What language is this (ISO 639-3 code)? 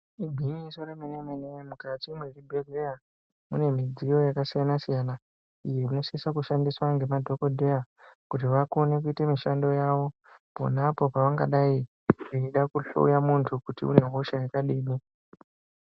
ndc